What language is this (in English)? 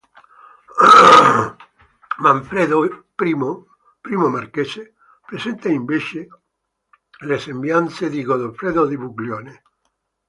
Italian